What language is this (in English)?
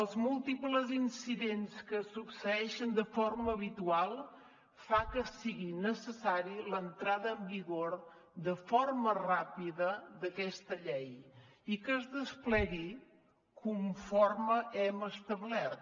Catalan